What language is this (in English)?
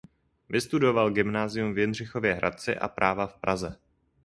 Czech